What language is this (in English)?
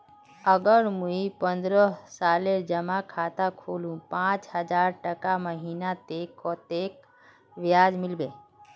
Magahi